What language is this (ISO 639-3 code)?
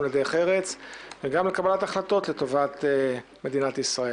heb